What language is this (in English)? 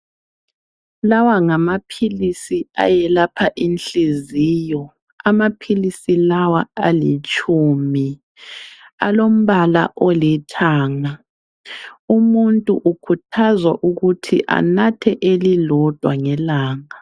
North Ndebele